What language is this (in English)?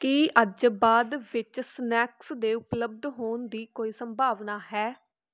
Punjabi